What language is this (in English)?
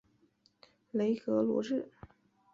Chinese